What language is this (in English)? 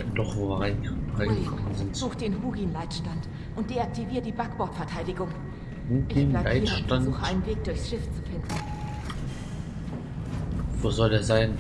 German